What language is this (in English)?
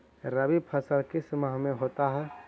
Magahi